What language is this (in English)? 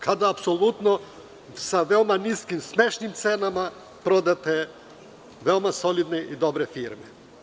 Serbian